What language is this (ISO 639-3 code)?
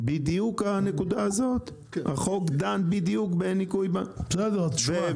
heb